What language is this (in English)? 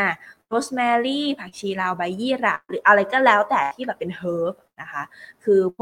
Thai